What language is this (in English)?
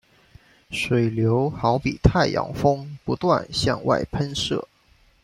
Chinese